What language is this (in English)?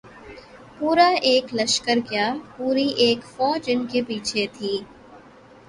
Urdu